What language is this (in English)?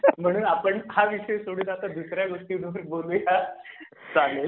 Marathi